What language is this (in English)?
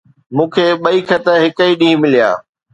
Sindhi